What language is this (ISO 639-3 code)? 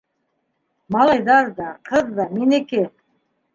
bak